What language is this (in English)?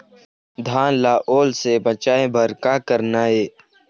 Chhattisgarhi